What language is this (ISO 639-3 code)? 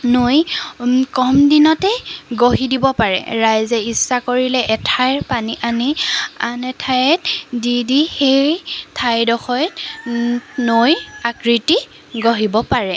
asm